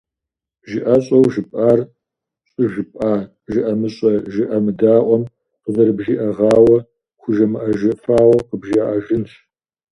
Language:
Kabardian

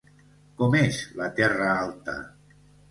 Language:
Catalan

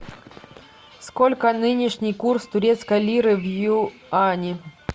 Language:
Russian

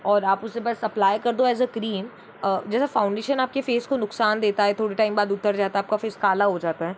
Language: Hindi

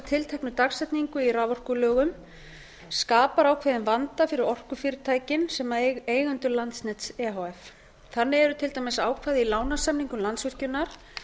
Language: Icelandic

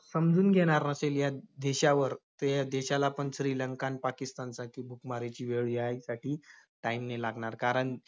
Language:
Marathi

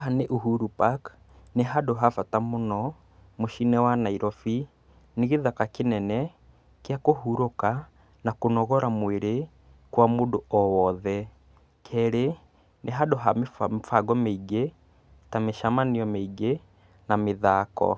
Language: Kikuyu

